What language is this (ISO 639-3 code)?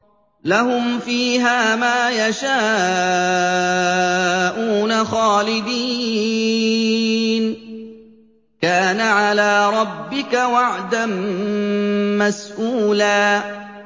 ara